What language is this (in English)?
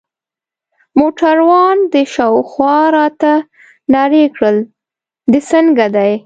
Pashto